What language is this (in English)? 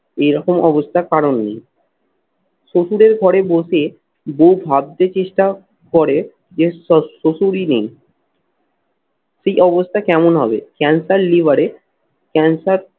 Bangla